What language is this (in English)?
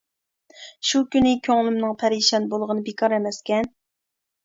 Uyghur